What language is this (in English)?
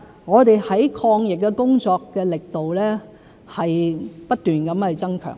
Cantonese